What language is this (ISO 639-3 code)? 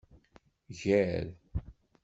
kab